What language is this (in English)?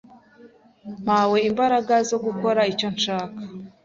Kinyarwanda